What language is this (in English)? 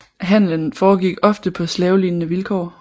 Danish